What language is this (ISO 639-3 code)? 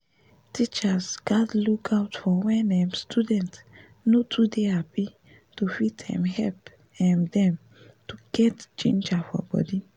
pcm